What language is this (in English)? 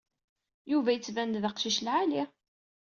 Kabyle